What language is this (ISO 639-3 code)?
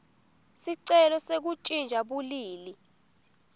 ssw